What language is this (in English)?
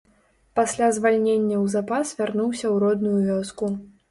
Belarusian